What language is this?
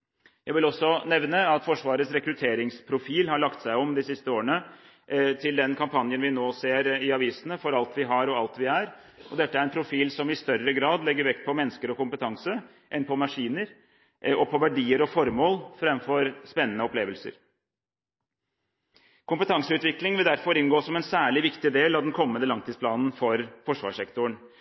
Norwegian Bokmål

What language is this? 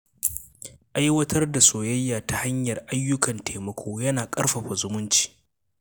Hausa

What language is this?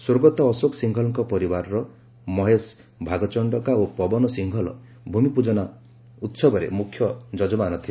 Odia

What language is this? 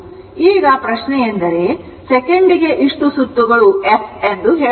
Kannada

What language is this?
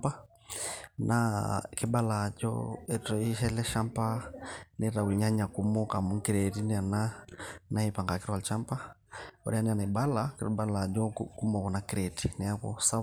Masai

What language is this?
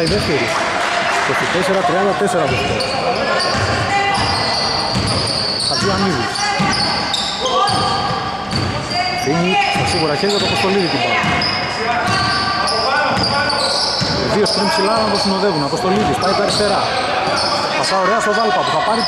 Greek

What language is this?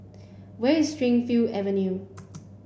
English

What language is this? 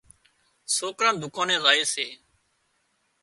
Wadiyara Koli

